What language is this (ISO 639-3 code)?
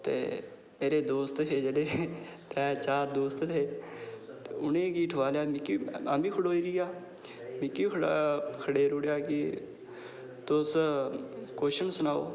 doi